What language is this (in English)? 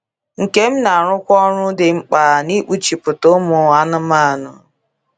Igbo